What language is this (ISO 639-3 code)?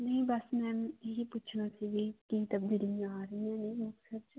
pan